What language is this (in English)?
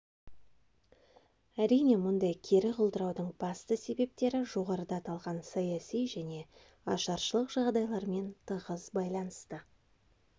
Kazakh